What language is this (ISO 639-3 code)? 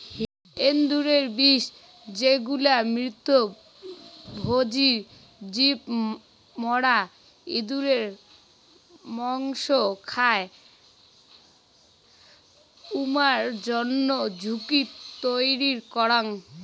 ben